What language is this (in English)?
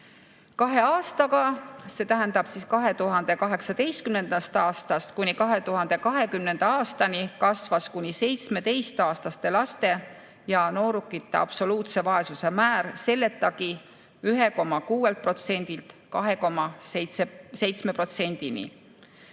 Estonian